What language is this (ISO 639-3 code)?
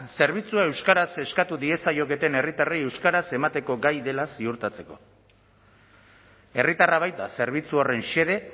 eus